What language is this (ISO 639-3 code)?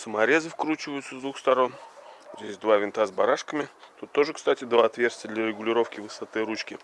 rus